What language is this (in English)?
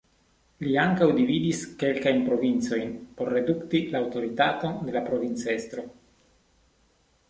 Esperanto